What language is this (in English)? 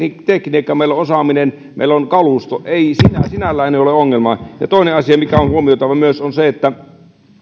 Finnish